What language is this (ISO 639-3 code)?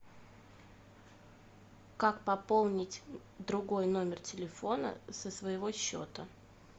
rus